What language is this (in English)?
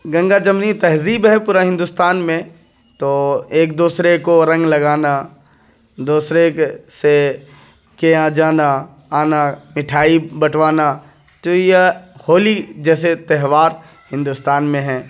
Urdu